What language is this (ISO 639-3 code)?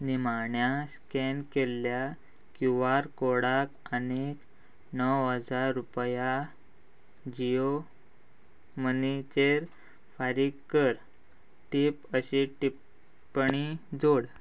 kok